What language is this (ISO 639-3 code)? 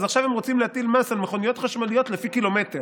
heb